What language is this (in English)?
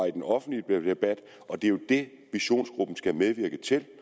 Danish